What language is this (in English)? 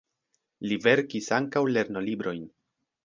Esperanto